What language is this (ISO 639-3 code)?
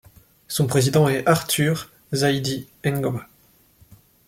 fra